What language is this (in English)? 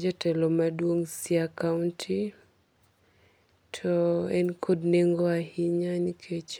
Luo (Kenya and Tanzania)